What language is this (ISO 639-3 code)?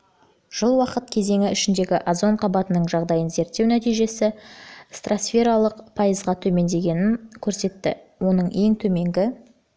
kaz